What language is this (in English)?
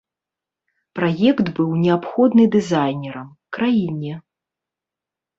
Belarusian